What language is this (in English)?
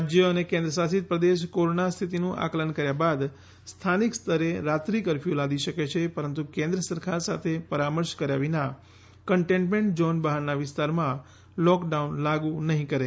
Gujarati